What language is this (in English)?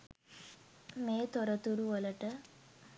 Sinhala